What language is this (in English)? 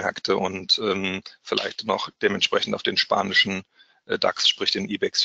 German